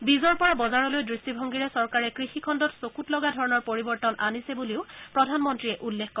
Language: Assamese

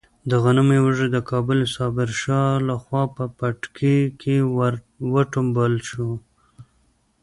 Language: Pashto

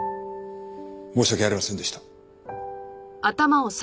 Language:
Japanese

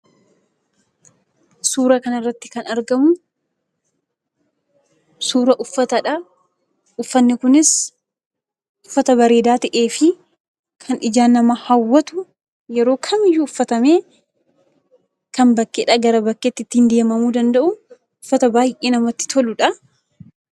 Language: Oromo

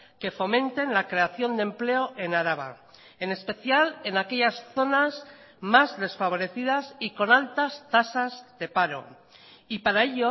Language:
Spanish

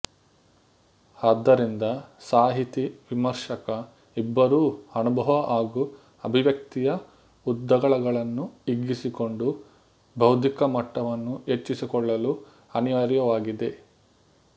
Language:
Kannada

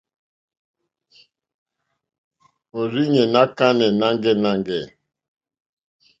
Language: Mokpwe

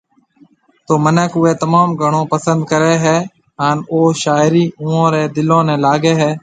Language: Marwari (Pakistan)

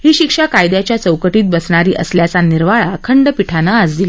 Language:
Marathi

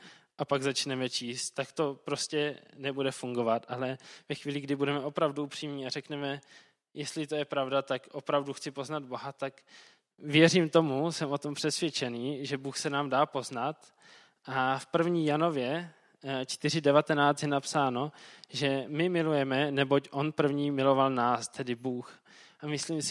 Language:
Czech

